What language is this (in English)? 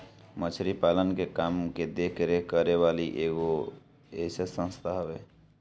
Bhojpuri